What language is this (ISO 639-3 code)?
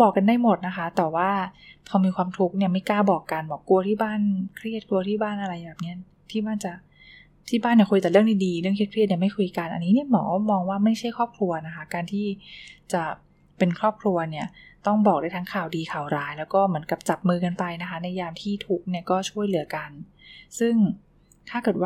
tha